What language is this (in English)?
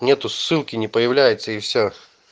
Russian